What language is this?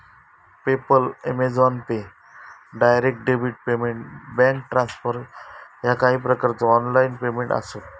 Marathi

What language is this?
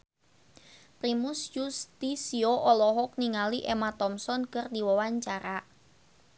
Sundanese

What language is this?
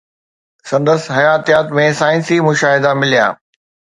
Sindhi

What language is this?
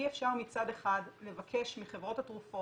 Hebrew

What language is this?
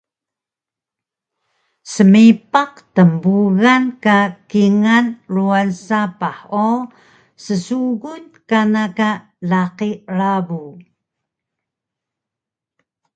Taroko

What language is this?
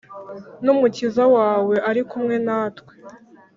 Kinyarwanda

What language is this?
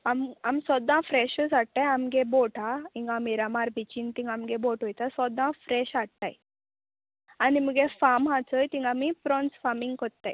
Konkani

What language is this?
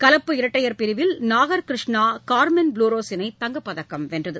Tamil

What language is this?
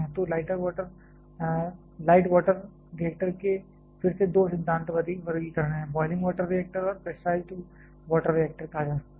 Hindi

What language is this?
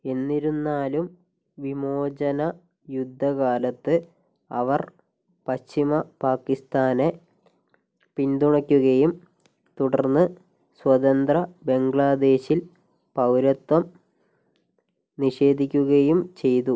Malayalam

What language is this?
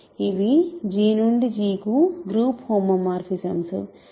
Telugu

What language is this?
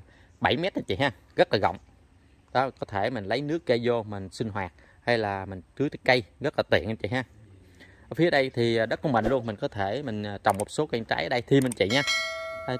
Vietnamese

